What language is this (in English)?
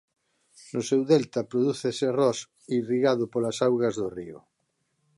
Galician